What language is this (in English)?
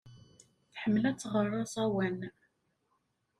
Kabyle